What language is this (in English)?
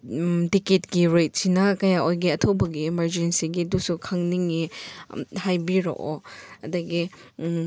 Manipuri